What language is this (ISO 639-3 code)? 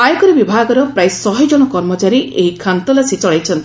ori